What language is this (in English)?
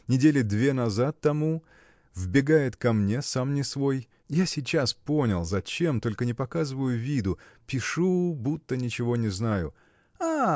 Russian